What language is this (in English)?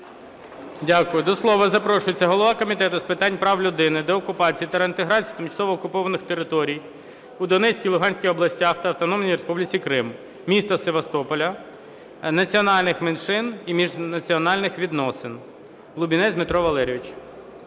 Ukrainian